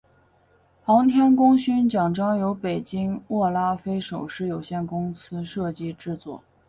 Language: Chinese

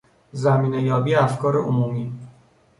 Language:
Persian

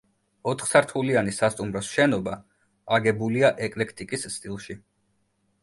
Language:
Georgian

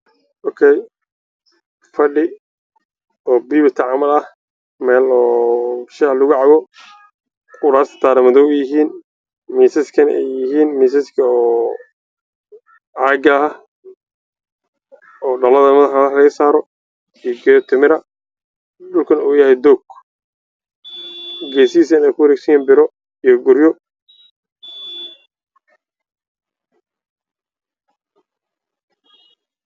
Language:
Somali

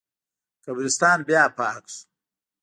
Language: Pashto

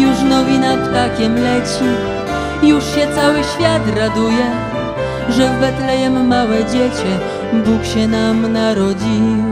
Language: Polish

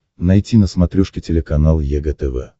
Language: Russian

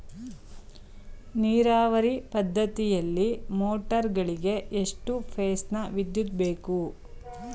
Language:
Kannada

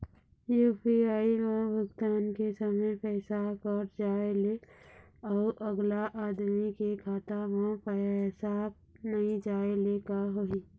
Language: Chhattisgarhi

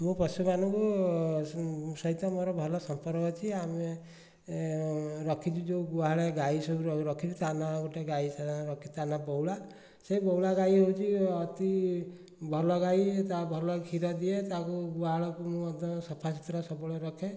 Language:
Odia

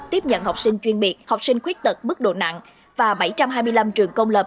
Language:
Vietnamese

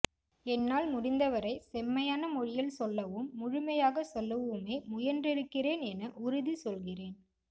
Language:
Tamil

